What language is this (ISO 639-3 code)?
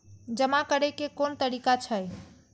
mai